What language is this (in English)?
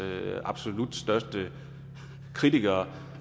Danish